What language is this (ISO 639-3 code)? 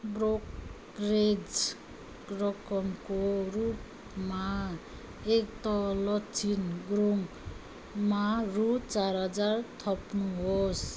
nep